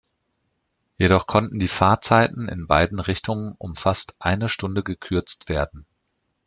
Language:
German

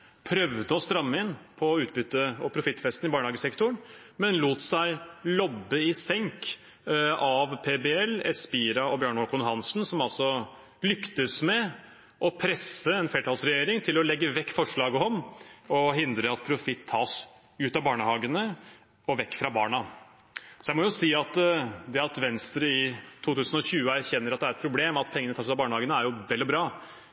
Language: Norwegian Bokmål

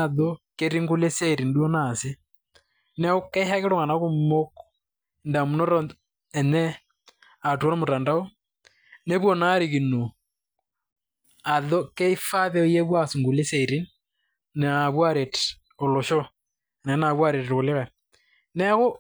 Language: Masai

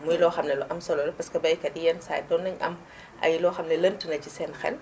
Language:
Wolof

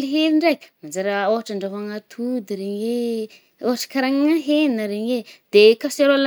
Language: Northern Betsimisaraka Malagasy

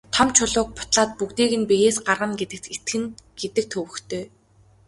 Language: Mongolian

